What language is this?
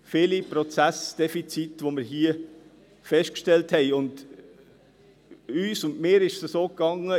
Swiss German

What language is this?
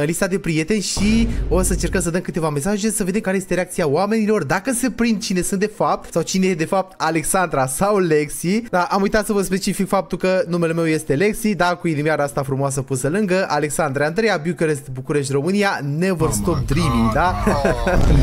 Romanian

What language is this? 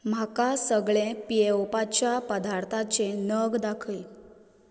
Konkani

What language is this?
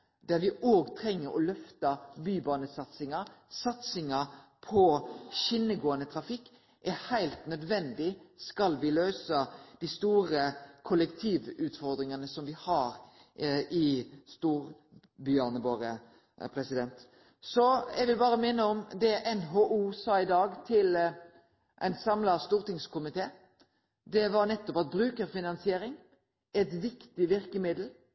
Norwegian Nynorsk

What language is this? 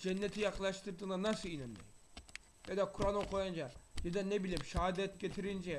Turkish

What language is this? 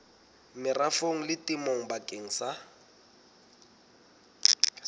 Southern Sotho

